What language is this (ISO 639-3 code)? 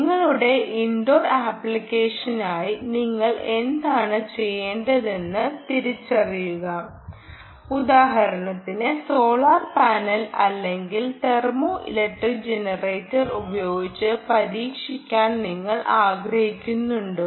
mal